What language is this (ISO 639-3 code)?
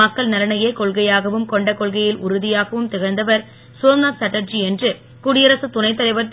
tam